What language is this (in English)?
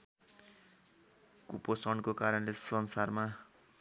Nepali